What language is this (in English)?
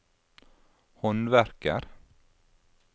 Norwegian